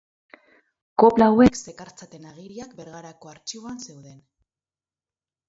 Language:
Basque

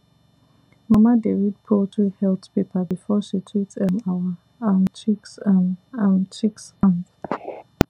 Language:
Nigerian Pidgin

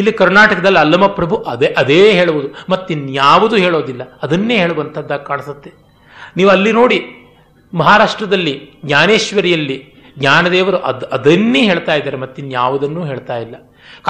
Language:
Kannada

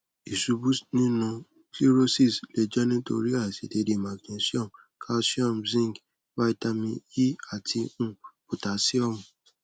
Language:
Yoruba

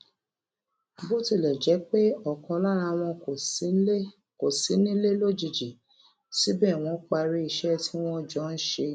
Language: Yoruba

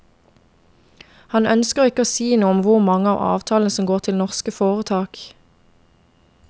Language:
Norwegian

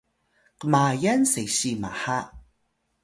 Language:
Atayal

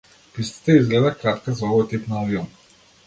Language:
Macedonian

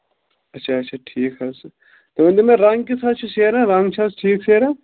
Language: Kashmiri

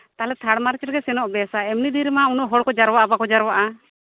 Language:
Santali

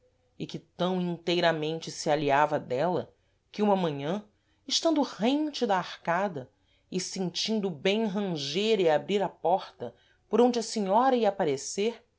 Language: Portuguese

